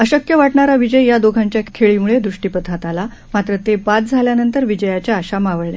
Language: Marathi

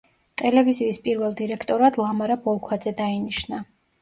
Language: Georgian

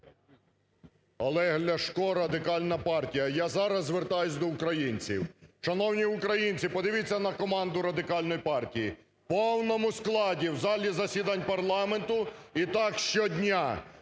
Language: Ukrainian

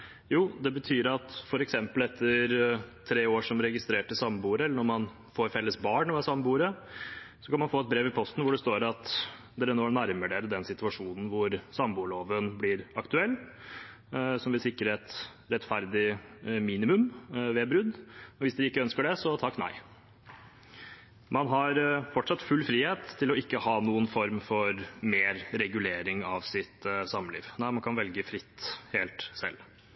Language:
Norwegian Bokmål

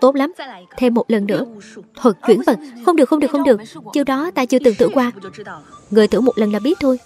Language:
Vietnamese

